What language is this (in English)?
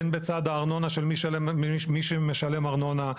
Hebrew